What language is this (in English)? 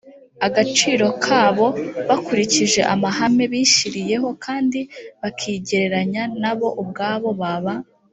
Kinyarwanda